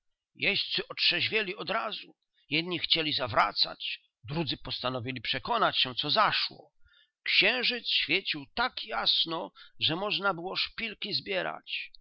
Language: Polish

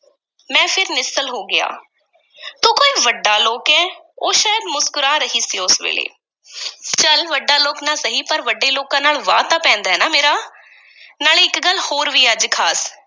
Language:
Punjabi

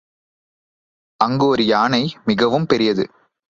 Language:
Tamil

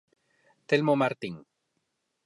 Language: Galician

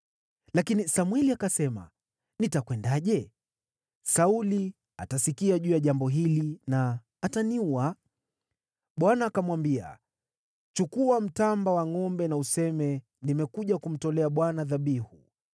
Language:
Swahili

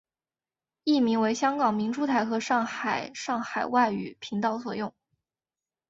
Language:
Chinese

